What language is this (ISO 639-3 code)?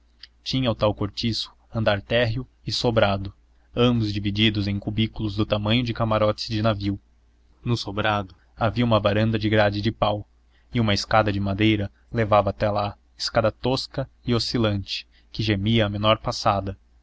por